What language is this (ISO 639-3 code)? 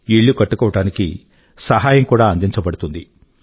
tel